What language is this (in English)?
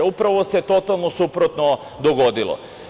Serbian